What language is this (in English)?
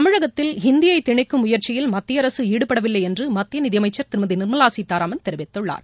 Tamil